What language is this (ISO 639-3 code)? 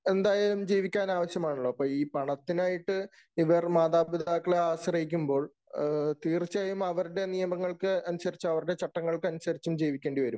mal